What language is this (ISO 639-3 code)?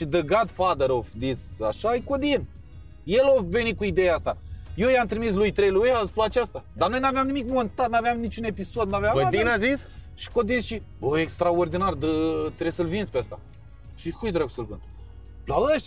ron